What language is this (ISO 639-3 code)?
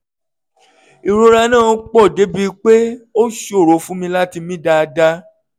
yor